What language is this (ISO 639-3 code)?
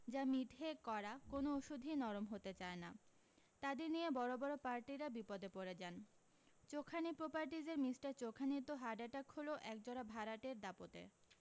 ben